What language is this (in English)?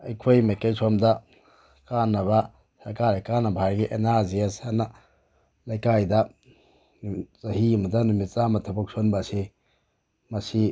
Manipuri